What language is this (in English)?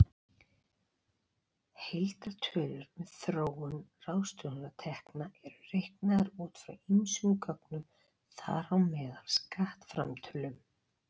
Icelandic